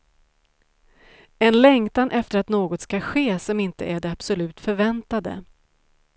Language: Swedish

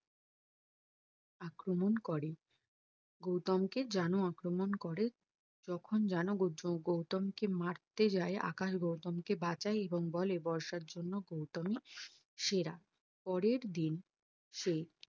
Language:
Bangla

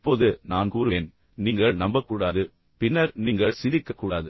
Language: Tamil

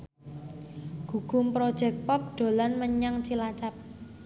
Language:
Javanese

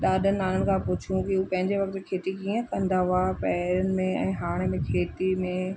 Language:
Sindhi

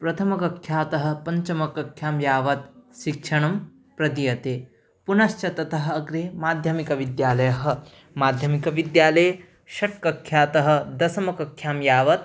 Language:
Sanskrit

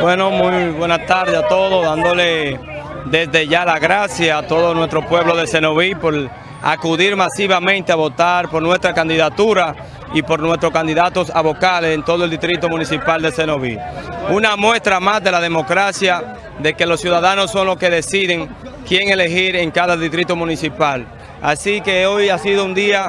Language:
Spanish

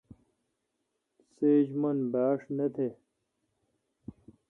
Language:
Kalkoti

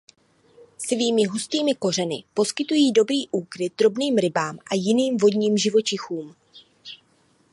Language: Czech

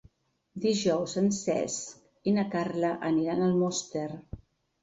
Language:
Catalan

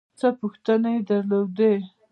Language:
Pashto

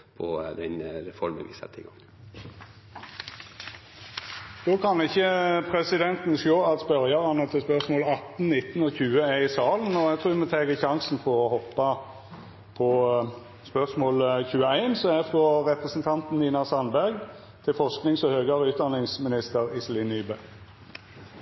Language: Norwegian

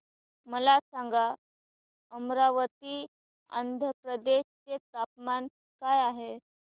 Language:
Marathi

